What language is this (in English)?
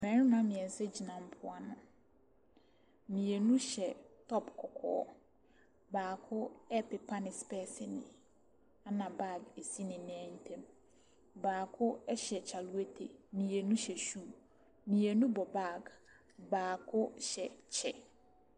Akan